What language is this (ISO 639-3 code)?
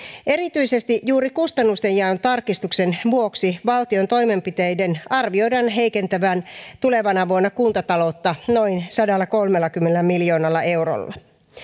fin